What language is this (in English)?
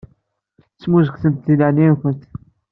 Kabyle